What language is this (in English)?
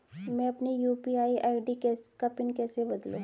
Hindi